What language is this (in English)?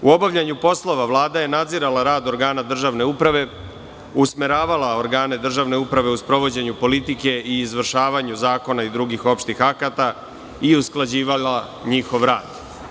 Serbian